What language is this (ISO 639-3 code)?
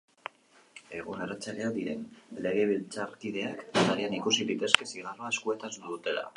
eus